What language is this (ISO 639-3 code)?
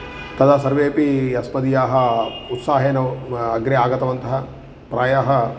san